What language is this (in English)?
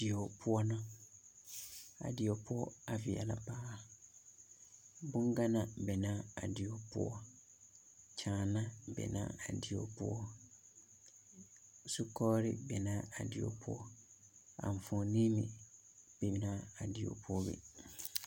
Southern Dagaare